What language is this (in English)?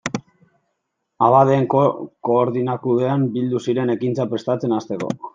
Basque